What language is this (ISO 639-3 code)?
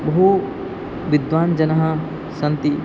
san